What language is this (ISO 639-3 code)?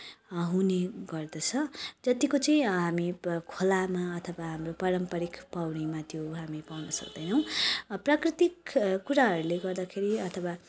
nep